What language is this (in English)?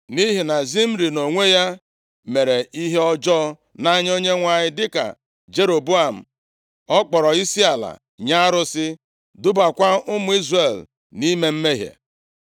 Igbo